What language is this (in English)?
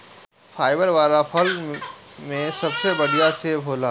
Bhojpuri